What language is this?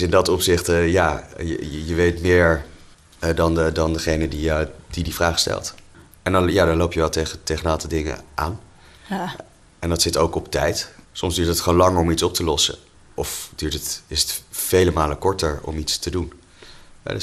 Dutch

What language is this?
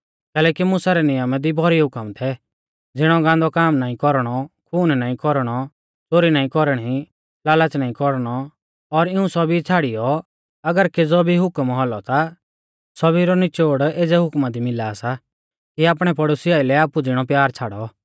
Mahasu Pahari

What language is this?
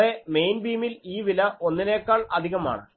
Malayalam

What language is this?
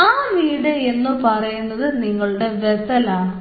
Malayalam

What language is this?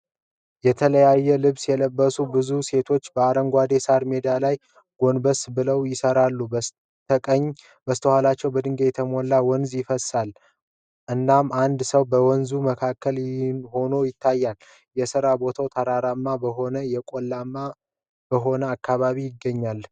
Amharic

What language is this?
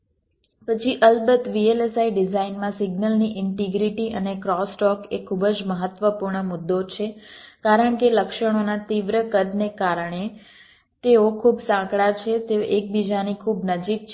Gujarati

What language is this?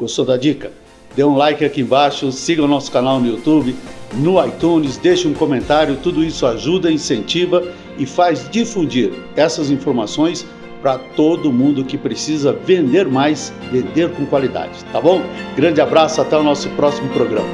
Portuguese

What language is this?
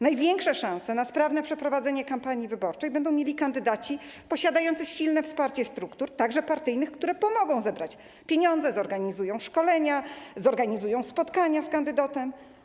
Polish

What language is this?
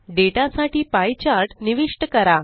Marathi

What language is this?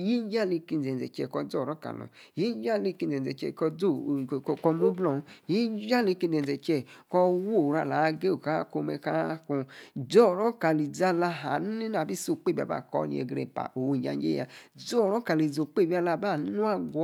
Yace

